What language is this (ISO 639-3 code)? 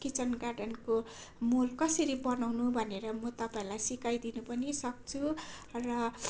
nep